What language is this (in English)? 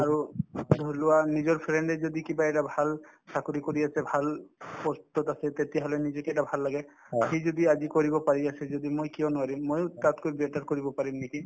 Assamese